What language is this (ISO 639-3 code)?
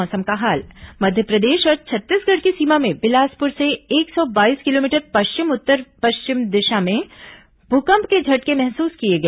hin